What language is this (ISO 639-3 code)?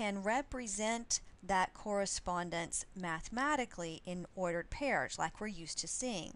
eng